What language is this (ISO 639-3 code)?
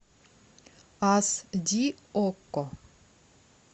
rus